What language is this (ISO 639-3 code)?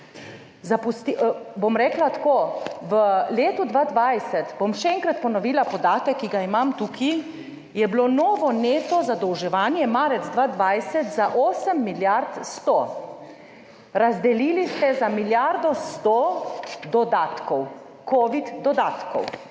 slv